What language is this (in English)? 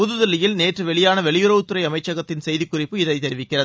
Tamil